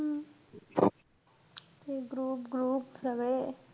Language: Marathi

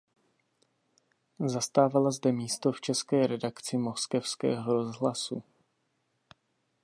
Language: Czech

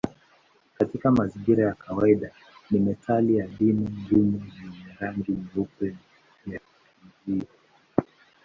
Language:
Swahili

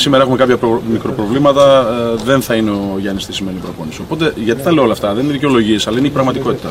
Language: Greek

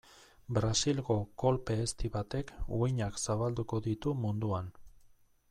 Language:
Basque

